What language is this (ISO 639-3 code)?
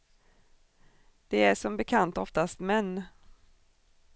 swe